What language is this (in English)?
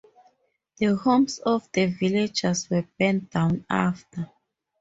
English